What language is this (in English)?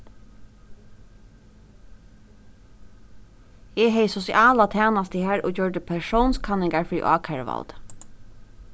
Faroese